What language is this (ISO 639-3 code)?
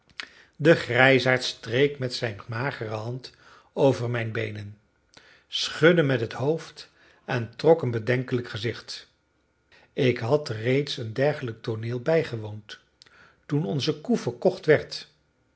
nld